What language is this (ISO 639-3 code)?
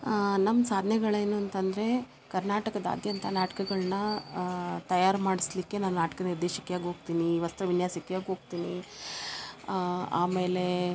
kan